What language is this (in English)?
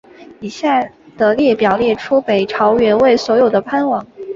Chinese